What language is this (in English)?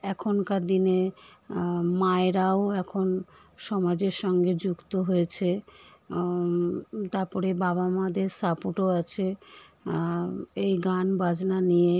Bangla